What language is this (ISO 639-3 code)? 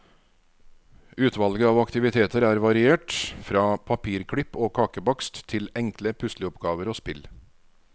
nor